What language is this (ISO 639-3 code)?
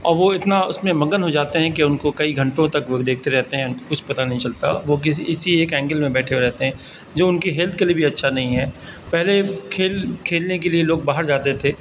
urd